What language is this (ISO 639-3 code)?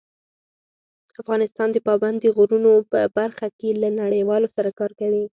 pus